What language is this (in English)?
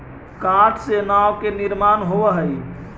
Magahi